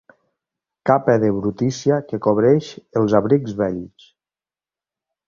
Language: Catalan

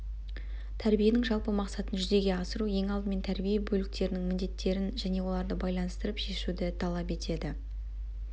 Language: Kazakh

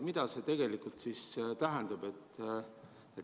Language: Estonian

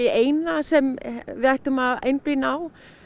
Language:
Icelandic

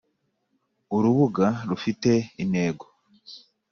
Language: Kinyarwanda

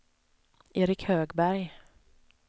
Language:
Swedish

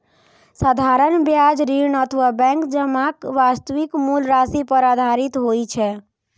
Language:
Maithili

